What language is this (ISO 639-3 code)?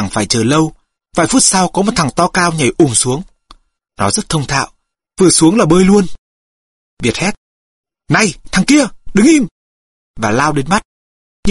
vie